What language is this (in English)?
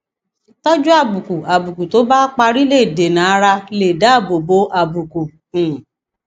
Yoruba